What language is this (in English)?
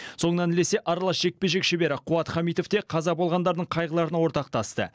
Kazakh